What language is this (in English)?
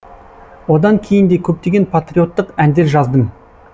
Kazakh